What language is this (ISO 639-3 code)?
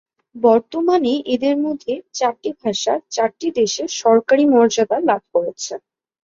ben